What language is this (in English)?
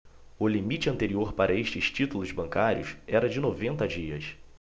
Portuguese